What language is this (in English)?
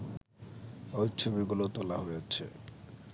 Bangla